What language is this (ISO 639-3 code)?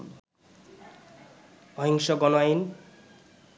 ben